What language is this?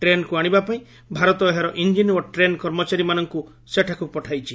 Odia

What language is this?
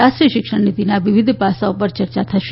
Gujarati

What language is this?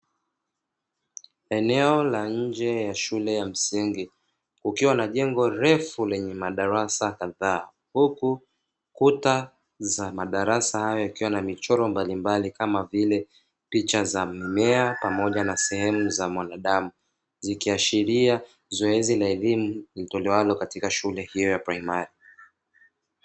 Swahili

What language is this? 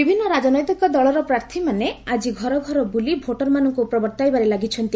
Odia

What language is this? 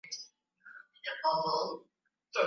Swahili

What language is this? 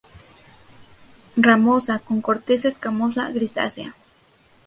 Spanish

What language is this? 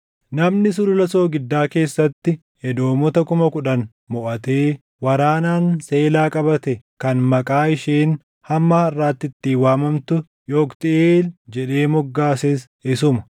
Oromo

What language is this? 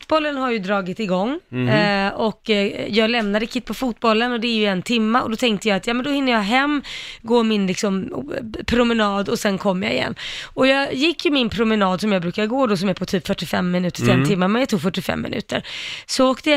Swedish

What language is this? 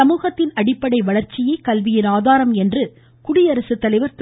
Tamil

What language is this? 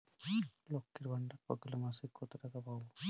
Bangla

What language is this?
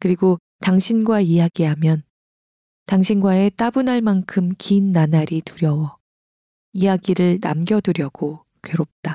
Korean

